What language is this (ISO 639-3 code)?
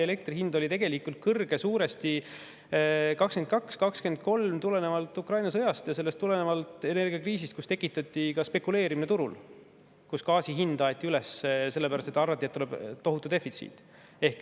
est